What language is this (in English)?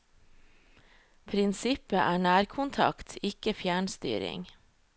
Norwegian